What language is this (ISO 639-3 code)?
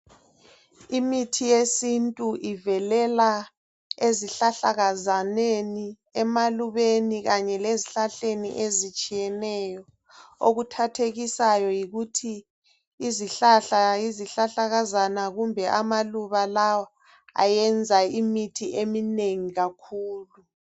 nde